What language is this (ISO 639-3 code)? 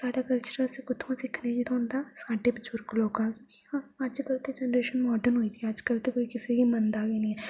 doi